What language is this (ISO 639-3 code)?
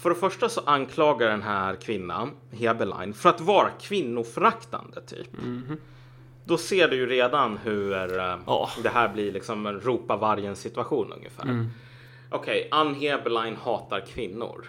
swe